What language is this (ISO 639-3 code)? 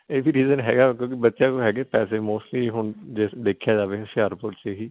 pan